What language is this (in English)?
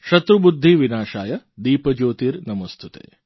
Gujarati